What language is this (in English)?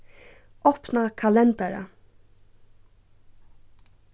Faroese